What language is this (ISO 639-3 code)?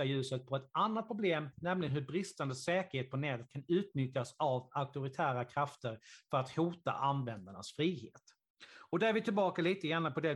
swe